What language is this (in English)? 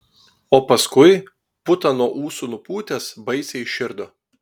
Lithuanian